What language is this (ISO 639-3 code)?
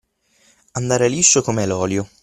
ita